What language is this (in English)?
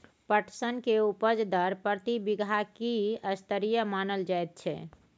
Maithili